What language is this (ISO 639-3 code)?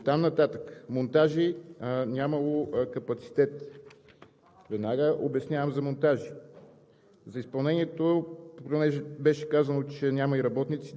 bul